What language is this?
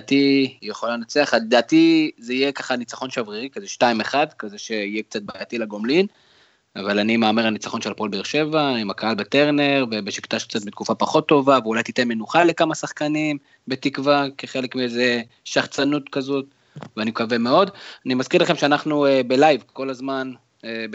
Hebrew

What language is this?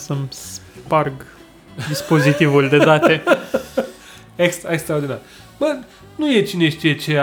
Romanian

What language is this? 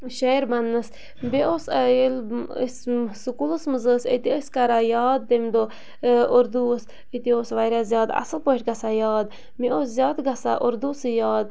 Kashmiri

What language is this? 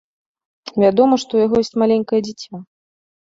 Belarusian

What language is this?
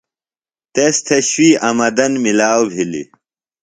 Phalura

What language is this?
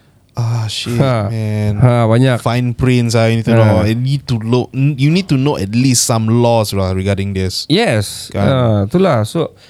Malay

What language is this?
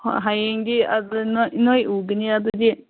Manipuri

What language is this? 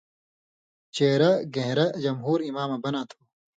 Indus Kohistani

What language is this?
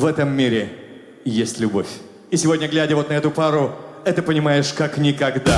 Russian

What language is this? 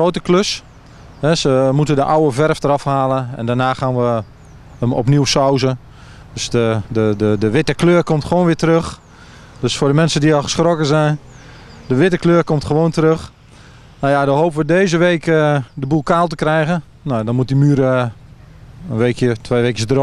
Dutch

